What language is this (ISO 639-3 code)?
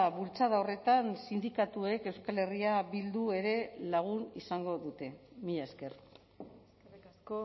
eus